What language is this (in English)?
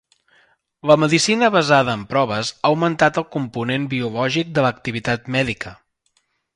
Catalan